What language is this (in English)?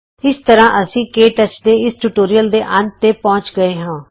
Punjabi